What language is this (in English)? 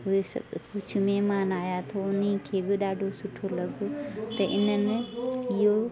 Sindhi